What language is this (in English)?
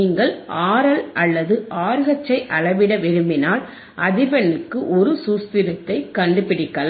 Tamil